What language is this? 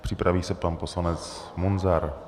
Czech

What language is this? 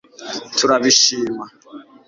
Kinyarwanda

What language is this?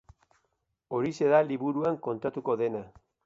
Basque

